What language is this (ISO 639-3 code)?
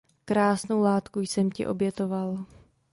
ces